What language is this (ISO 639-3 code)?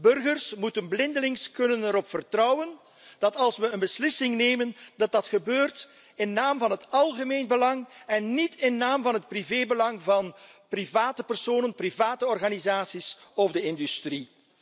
nld